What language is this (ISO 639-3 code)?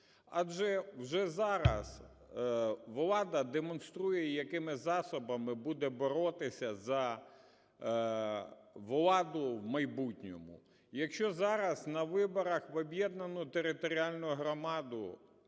ukr